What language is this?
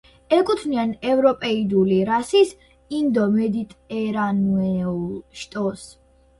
Georgian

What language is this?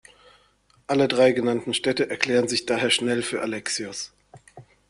German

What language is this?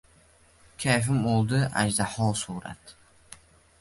Uzbek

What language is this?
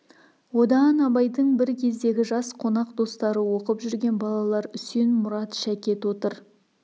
Kazakh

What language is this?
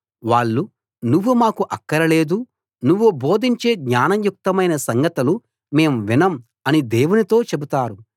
Telugu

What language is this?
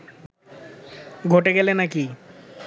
Bangla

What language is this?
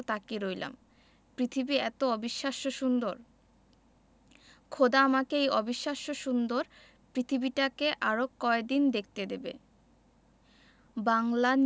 Bangla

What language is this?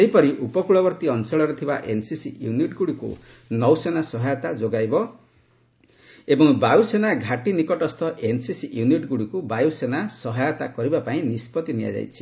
Odia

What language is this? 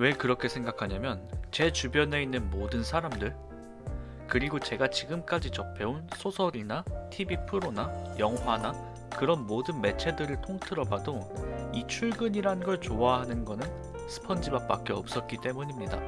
Korean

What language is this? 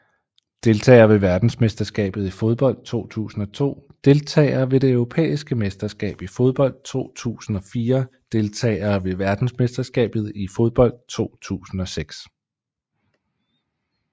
Danish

